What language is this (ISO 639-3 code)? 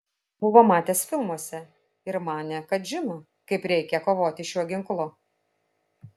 lit